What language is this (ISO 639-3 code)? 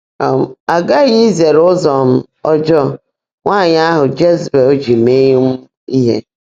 ibo